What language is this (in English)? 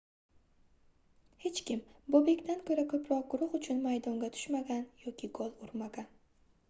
Uzbek